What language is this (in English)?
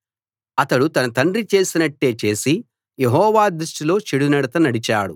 Telugu